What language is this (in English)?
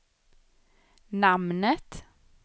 Swedish